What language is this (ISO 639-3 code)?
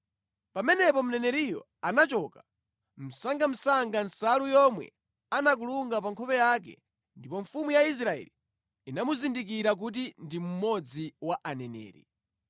nya